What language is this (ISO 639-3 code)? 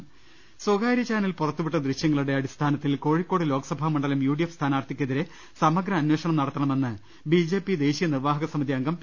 mal